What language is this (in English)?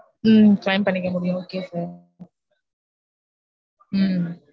Tamil